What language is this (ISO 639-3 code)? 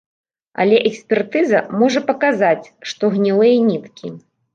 bel